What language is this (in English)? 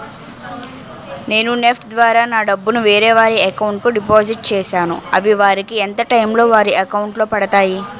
Telugu